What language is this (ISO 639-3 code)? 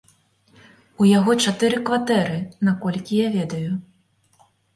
bel